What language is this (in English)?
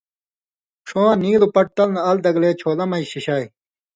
Indus Kohistani